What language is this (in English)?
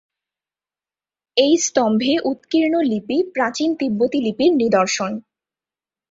Bangla